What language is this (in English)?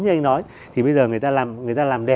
Vietnamese